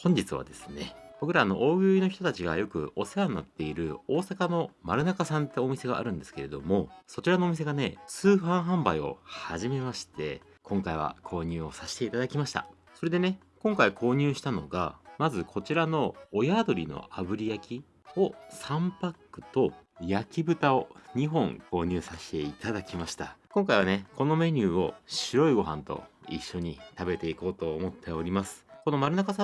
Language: Japanese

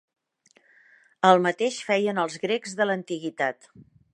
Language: Catalan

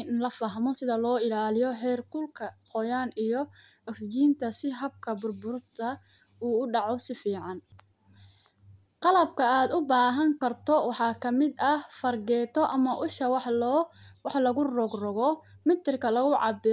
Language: Somali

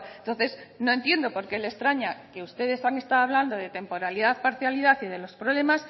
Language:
Spanish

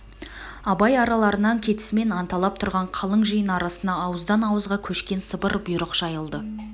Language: Kazakh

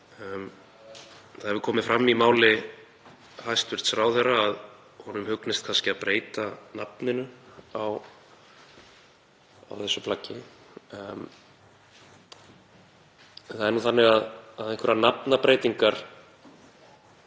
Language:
Icelandic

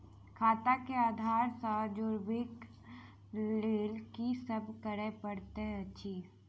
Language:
Maithili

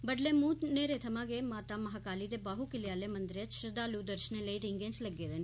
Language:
Dogri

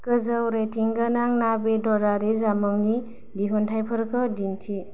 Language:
Bodo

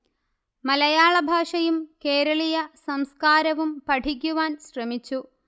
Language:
Malayalam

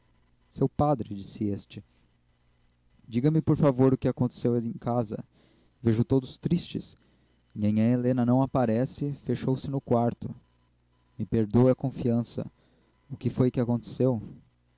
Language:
Portuguese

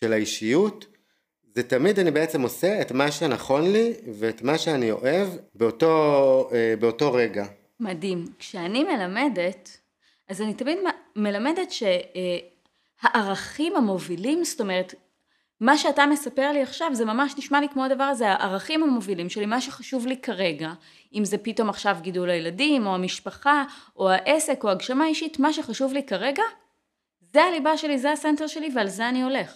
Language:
Hebrew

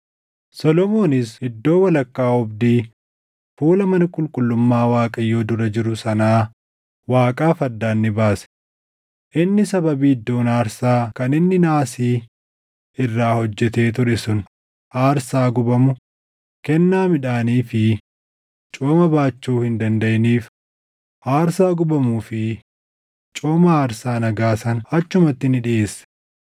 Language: Oromo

